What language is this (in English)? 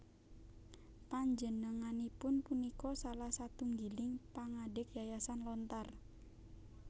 Javanese